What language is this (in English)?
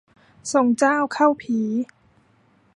Thai